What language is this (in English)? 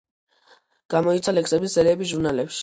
Georgian